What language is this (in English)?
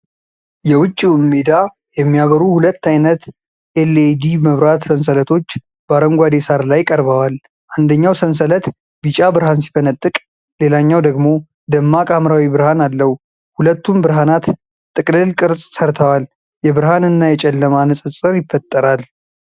Amharic